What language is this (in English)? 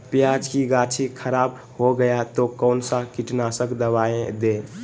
Magahi